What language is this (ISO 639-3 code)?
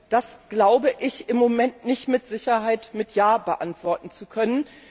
deu